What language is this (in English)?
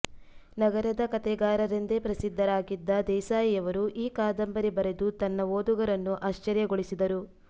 Kannada